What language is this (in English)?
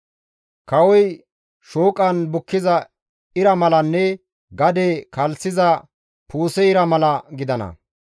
Gamo